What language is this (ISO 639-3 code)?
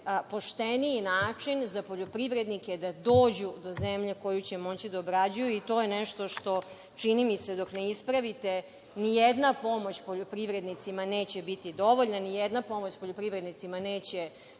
srp